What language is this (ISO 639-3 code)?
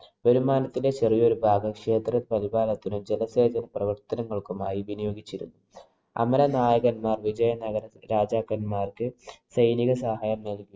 mal